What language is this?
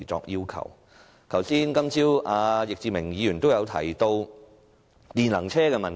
Cantonese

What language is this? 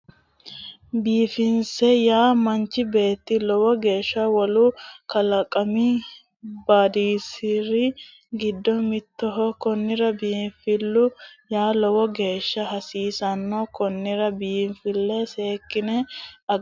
Sidamo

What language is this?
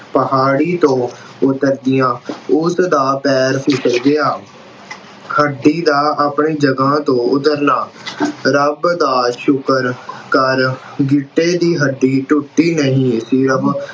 Punjabi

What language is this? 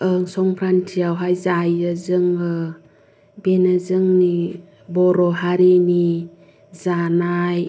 Bodo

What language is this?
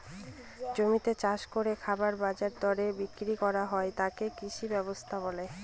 Bangla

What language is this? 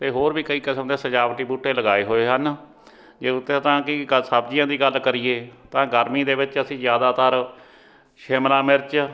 Punjabi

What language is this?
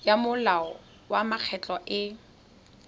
Tswana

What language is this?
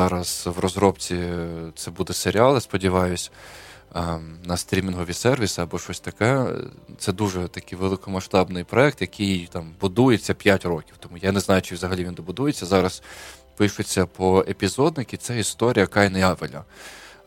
Ukrainian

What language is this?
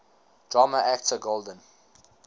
English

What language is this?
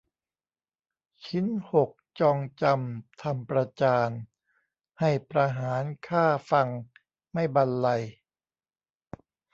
Thai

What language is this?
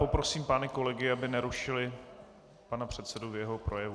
Czech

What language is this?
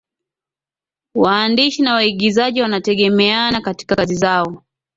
Swahili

